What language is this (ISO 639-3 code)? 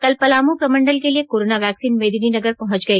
hin